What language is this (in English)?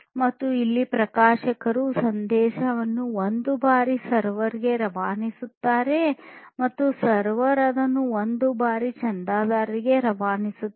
Kannada